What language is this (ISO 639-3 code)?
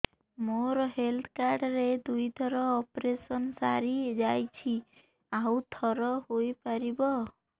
ori